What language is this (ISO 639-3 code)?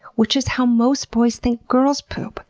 eng